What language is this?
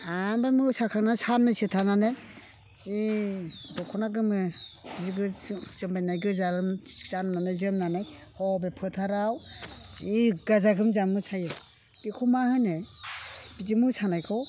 Bodo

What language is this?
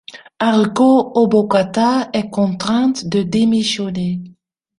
French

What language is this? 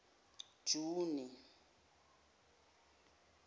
Zulu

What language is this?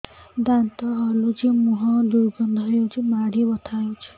Odia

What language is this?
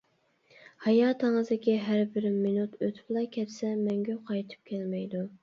Uyghur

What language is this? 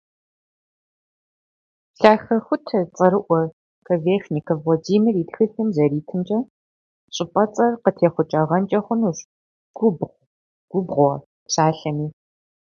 Kabardian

